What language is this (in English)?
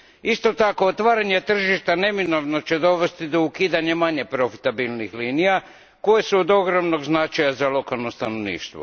Croatian